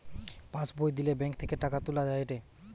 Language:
Bangla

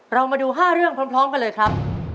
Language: Thai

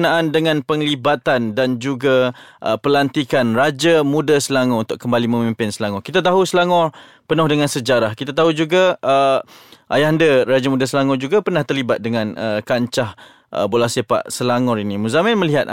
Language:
Malay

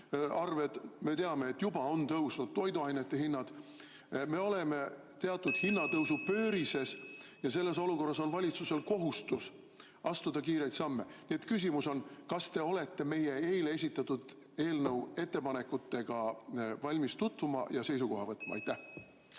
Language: Estonian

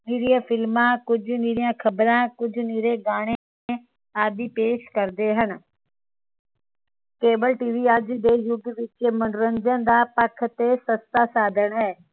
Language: Punjabi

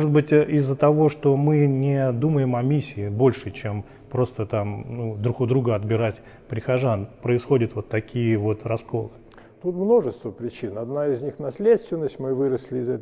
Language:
Russian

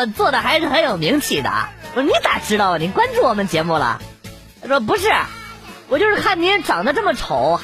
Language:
Chinese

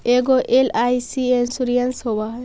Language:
Magahi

